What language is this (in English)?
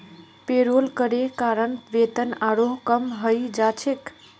Magahi